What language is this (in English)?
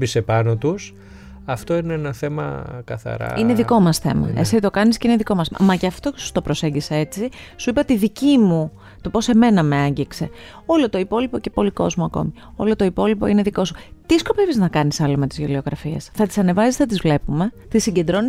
Greek